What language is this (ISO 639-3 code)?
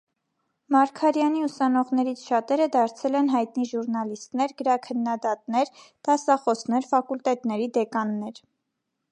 hye